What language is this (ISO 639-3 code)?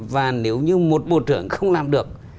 vie